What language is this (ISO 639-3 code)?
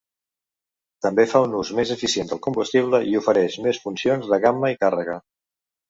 cat